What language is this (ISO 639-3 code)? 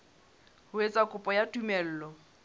sot